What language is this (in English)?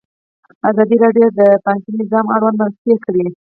Pashto